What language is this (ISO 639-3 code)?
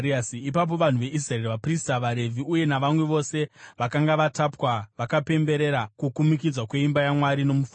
sna